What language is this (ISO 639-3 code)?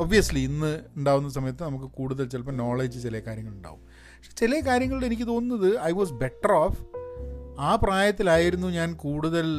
mal